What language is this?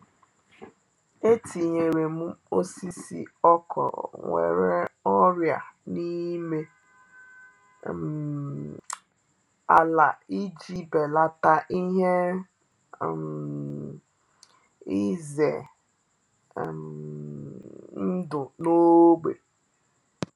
Igbo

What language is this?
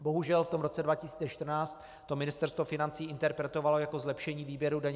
Czech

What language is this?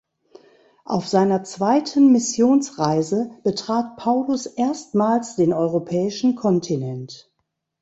German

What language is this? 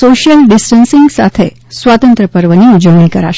Gujarati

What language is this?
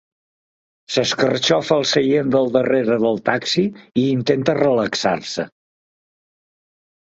Catalan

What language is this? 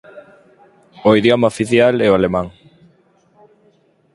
Galician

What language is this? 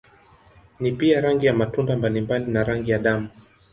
Swahili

